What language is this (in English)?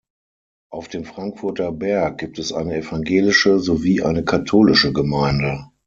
German